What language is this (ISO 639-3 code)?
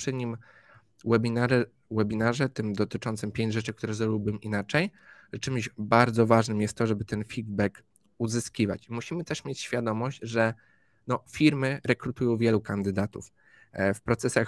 pol